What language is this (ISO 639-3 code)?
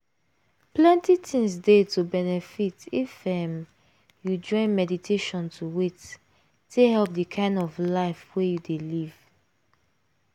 pcm